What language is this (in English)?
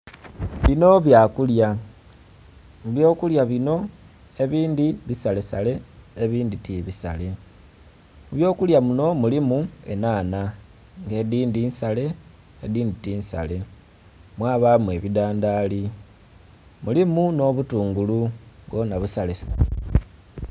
Soga